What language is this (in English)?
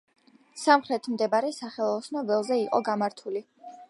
Georgian